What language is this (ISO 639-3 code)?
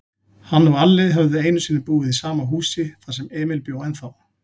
isl